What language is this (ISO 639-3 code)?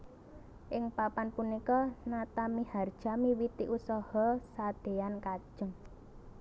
jav